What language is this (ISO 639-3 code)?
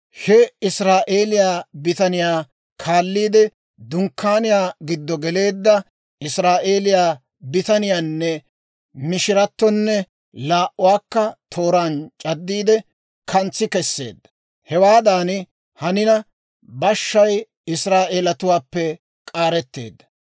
dwr